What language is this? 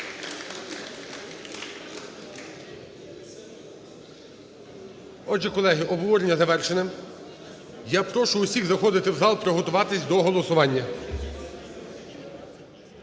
Ukrainian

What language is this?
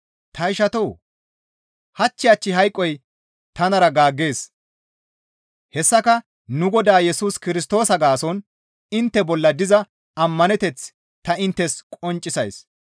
Gamo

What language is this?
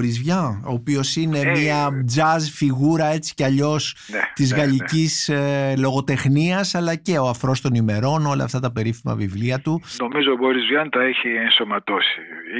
Greek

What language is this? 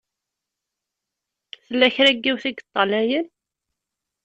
Kabyle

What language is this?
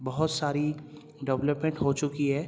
Urdu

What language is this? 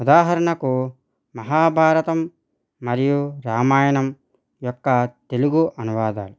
Telugu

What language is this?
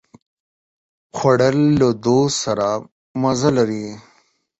Pashto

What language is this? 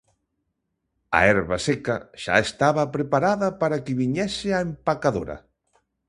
Galician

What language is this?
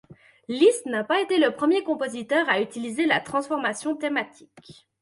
French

